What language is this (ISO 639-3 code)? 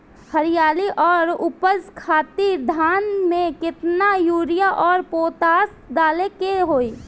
bho